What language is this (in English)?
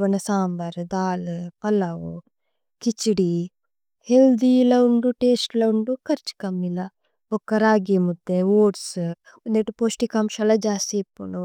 Tulu